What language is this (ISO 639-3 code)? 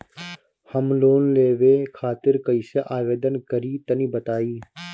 bho